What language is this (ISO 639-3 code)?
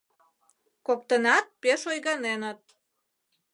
chm